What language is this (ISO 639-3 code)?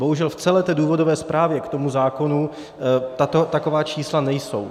ces